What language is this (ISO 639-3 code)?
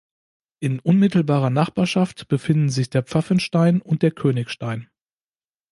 deu